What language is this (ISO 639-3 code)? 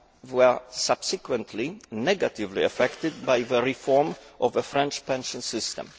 eng